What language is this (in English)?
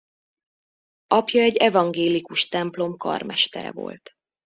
Hungarian